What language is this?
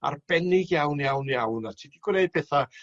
Welsh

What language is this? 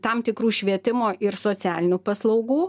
Lithuanian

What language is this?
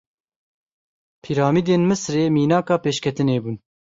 Kurdish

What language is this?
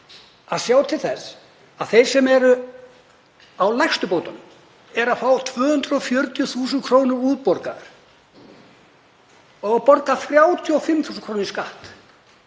Icelandic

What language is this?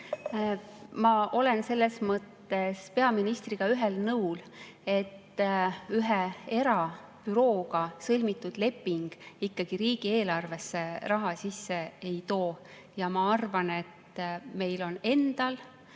Estonian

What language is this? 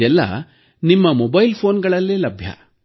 Kannada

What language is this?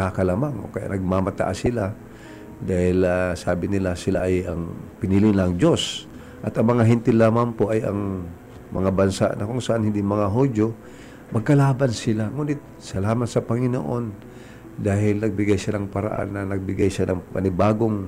Filipino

